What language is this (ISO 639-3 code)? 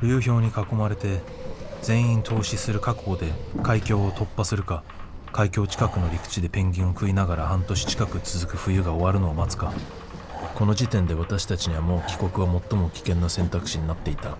jpn